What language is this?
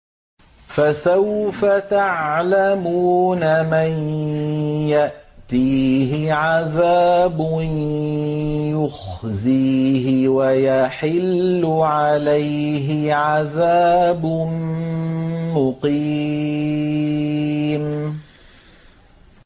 Arabic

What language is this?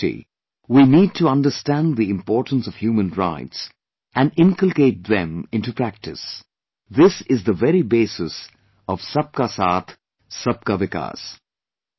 English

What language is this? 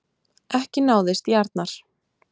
Icelandic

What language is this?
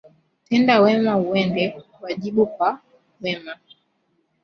Swahili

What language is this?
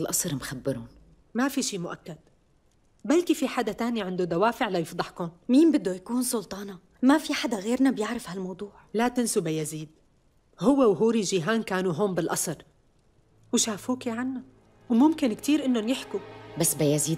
Arabic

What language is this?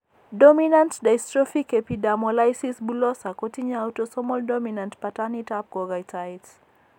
Kalenjin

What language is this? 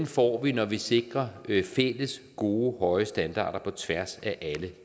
Danish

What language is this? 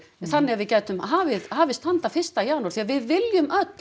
Icelandic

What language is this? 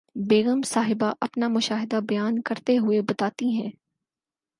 Urdu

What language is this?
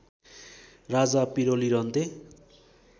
Nepali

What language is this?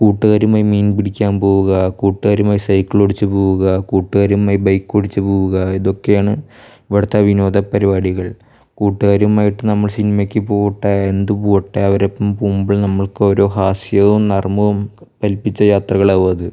Malayalam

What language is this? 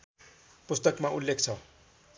Nepali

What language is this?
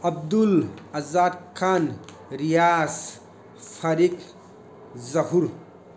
Manipuri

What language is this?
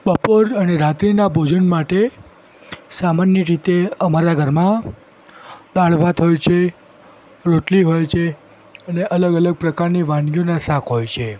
Gujarati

